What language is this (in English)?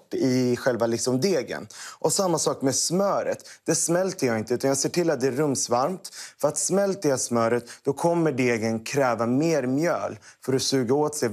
Swedish